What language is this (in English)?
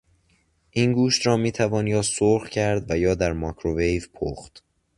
Persian